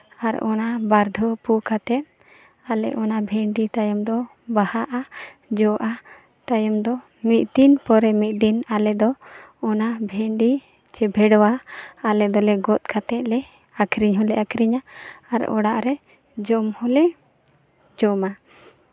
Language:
Santali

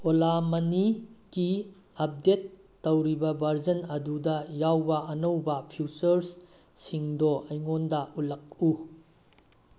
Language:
Manipuri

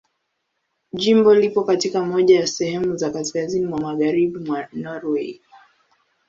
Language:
Swahili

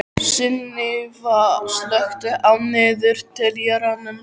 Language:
Icelandic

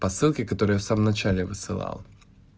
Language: Russian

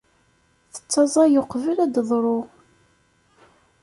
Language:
Kabyle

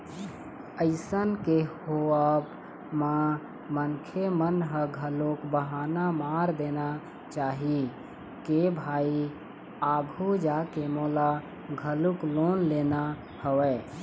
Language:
Chhattisgarhi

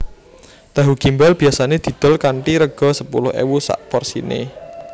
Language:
Javanese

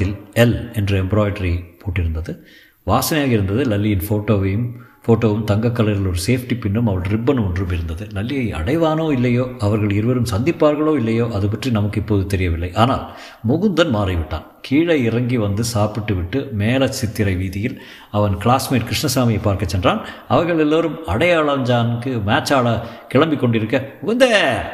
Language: Tamil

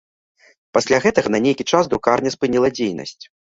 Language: Belarusian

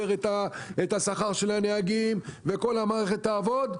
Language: Hebrew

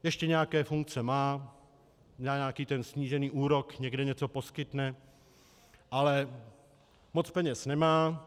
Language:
Czech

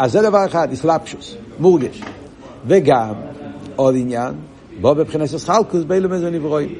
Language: Hebrew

